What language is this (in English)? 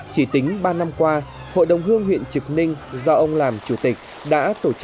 Vietnamese